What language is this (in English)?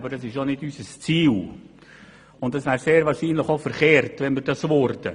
Swiss German